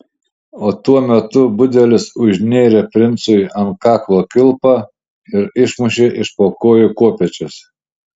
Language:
Lithuanian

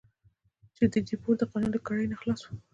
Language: Pashto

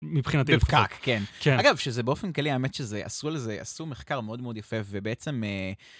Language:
Hebrew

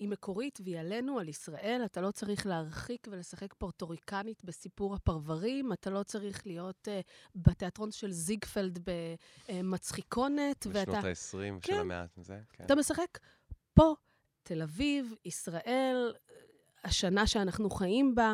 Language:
Hebrew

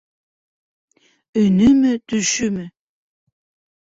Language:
Bashkir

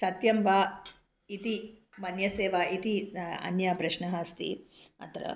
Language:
Sanskrit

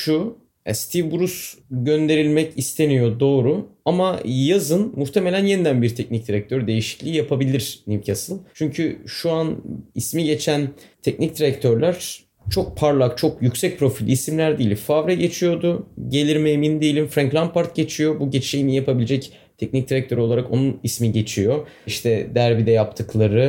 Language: Turkish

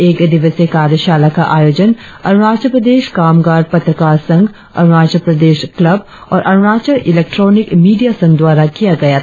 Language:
Hindi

